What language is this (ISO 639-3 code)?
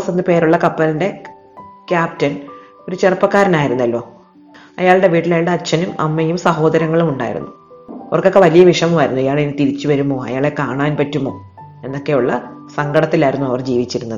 mal